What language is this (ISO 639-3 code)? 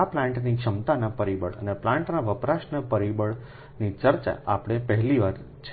guj